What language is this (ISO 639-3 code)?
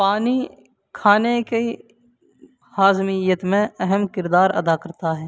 urd